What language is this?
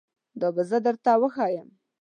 Pashto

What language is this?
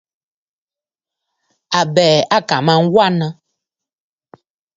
Bafut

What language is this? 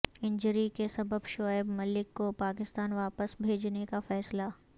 Urdu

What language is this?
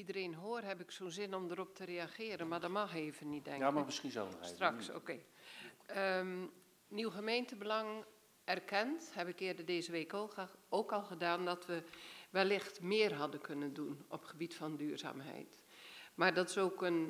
Dutch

